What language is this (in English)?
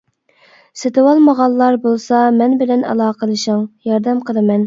Uyghur